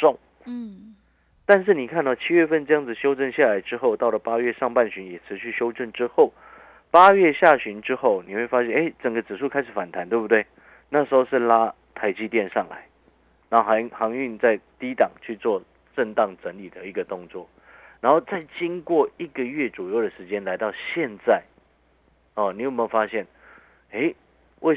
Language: Chinese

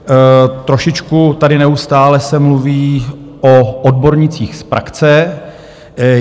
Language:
Czech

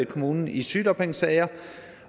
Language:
Danish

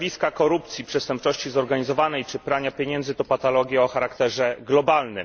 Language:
Polish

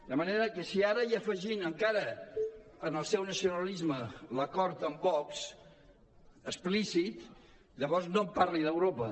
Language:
Catalan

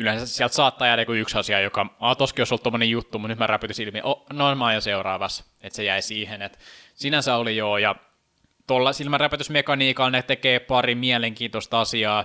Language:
Finnish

